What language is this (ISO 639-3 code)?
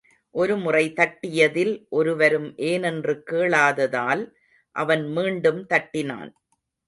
tam